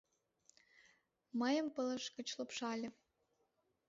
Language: Mari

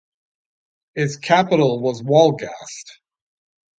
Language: English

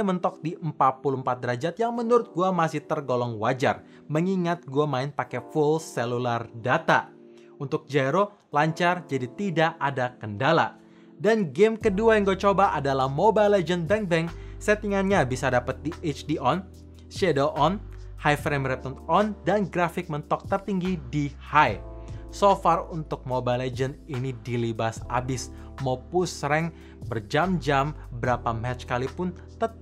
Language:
Indonesian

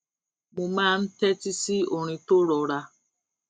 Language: Yoruba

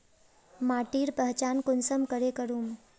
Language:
Magahi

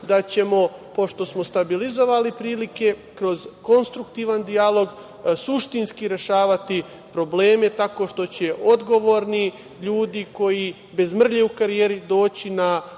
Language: Serbian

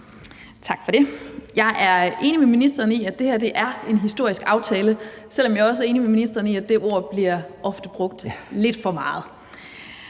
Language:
Danish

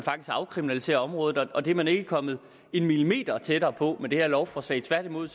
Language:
Danish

